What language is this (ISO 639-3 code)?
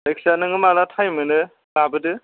brx